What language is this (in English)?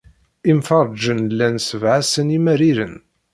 Kabyle